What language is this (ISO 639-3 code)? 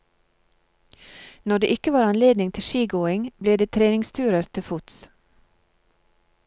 nor